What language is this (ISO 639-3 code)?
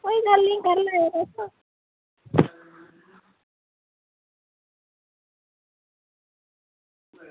doi